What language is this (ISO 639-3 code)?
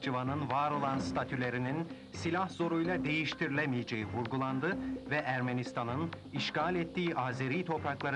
tur